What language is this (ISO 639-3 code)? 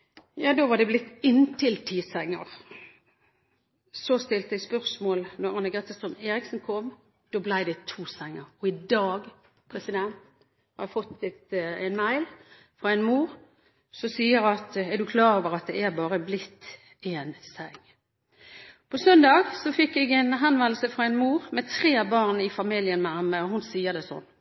nob